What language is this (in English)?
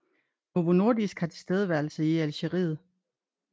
Danish